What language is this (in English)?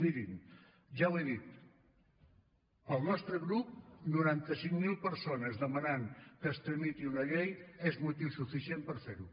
Catalan